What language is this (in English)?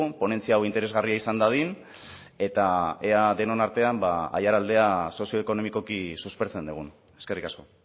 Basque